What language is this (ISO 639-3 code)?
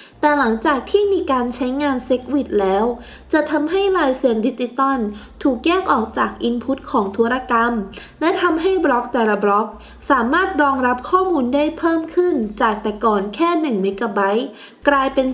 tha